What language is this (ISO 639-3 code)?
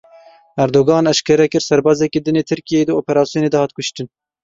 kur